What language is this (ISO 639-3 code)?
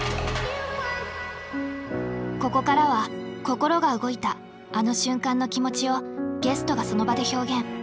jpn